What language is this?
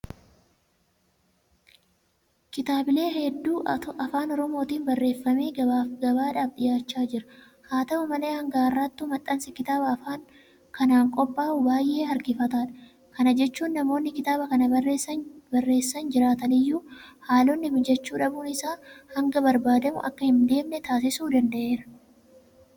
Oromo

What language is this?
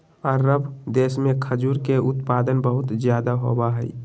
Magahi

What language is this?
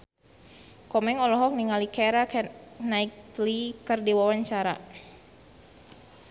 Sundanese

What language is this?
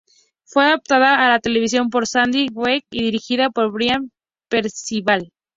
Spanish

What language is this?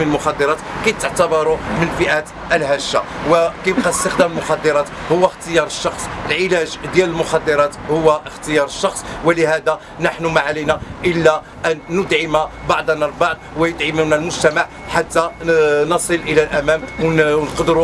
Arabic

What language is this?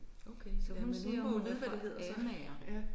Danish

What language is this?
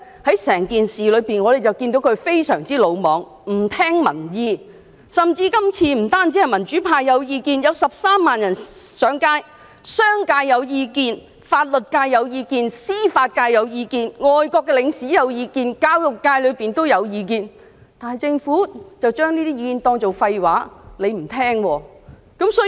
Cantonese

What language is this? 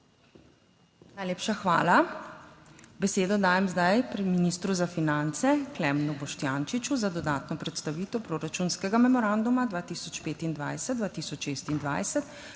Slovenian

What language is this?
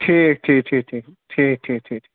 Kashmiri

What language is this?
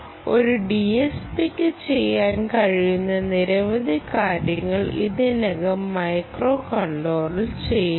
Malayalam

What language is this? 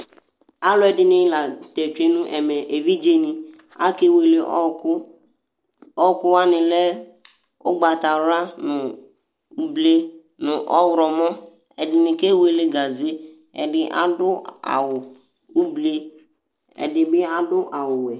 Ikposo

